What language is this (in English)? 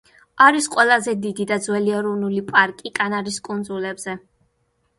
Georgian